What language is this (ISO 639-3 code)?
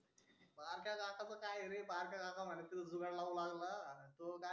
mar